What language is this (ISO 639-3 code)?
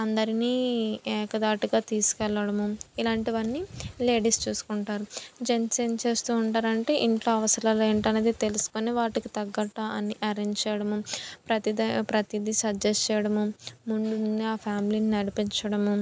tel